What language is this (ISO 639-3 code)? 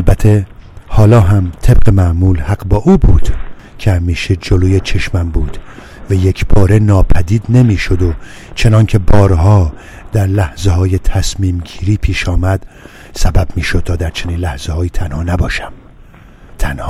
fas